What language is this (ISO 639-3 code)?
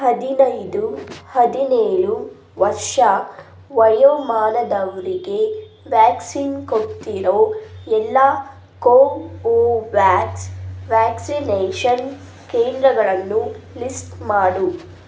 kan